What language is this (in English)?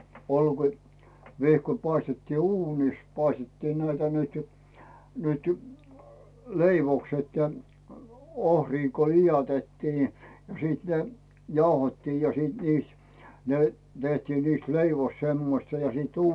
Finnish